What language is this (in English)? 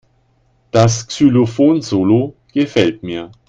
German